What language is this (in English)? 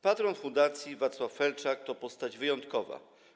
Polish